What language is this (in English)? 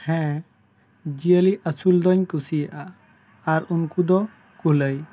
Santali